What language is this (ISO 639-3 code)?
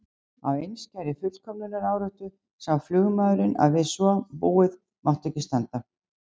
isl